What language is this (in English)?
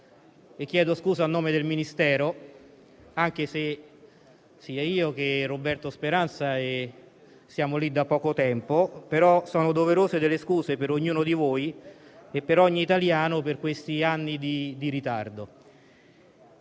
Italian